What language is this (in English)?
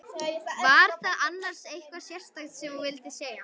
Icelandic